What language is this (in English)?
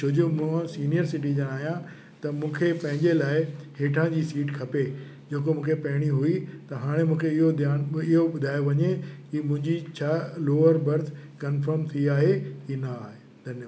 Sindhi